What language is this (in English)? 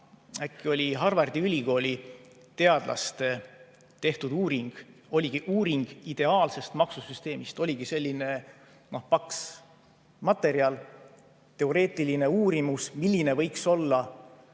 Estonian